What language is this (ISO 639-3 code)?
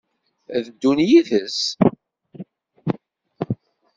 kab